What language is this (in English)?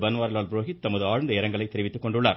Tamil